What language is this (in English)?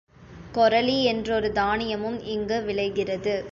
Tamil